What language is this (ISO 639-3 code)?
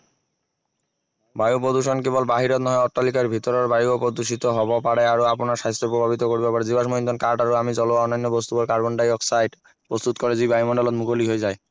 asm